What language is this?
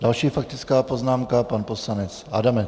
Czech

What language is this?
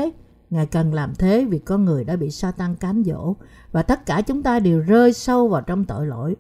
Vietnamese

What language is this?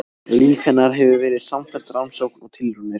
Icelandic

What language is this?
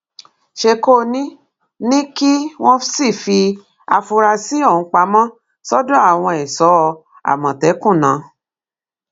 Yoruba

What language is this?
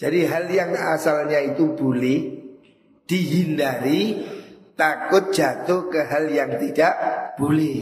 Indonesian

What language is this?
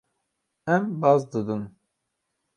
Kurdish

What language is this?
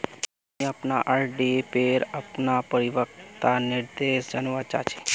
Magahi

